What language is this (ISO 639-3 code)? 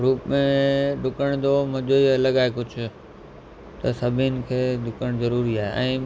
snd